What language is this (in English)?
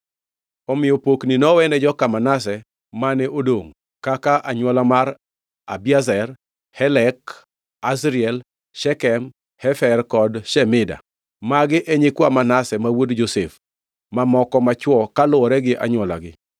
Luo (Kenya and Tanzania)